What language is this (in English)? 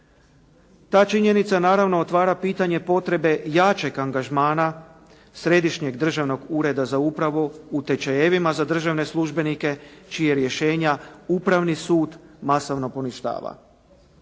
Croatian